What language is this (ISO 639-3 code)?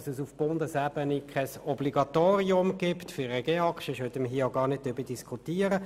gsw